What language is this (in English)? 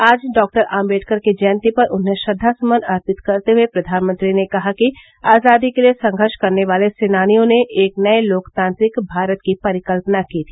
Hindi